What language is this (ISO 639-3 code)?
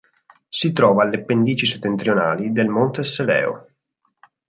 ita